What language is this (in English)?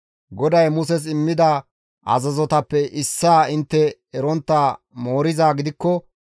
Gamo